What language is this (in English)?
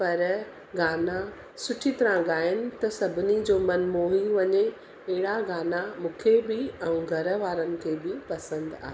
Sindhi